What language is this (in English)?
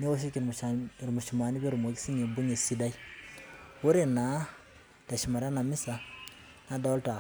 Masai